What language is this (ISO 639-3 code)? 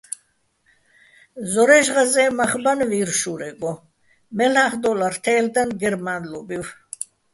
bbl